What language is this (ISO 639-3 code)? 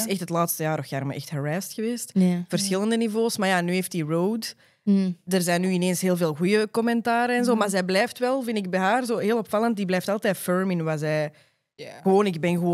nld